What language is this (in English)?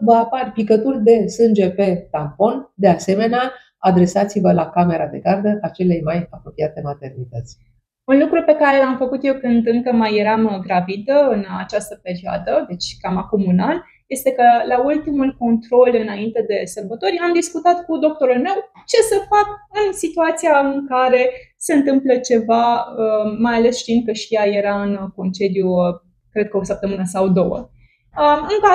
Romanian